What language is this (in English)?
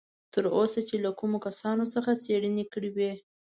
Pashto